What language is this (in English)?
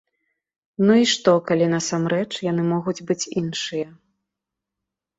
Belarusian